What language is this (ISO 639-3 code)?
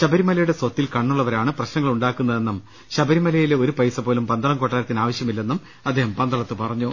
mal